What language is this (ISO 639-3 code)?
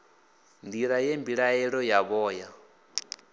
ven